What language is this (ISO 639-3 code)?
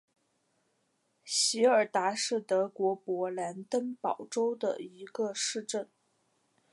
zho